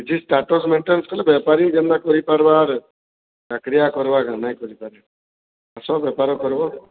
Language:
Odia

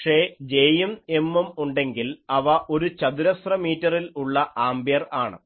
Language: Malayalam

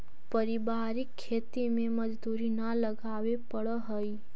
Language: Magahi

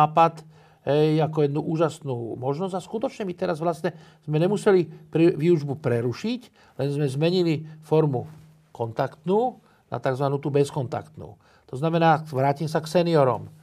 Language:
Slovak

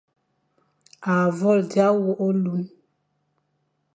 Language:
Fang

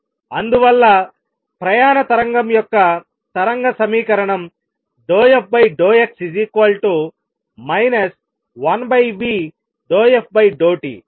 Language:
Telugu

